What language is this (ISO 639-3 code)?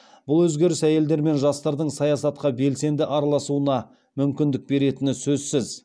kaz